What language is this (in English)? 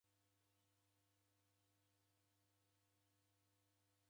Taita